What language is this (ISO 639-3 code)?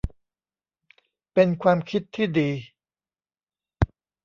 tha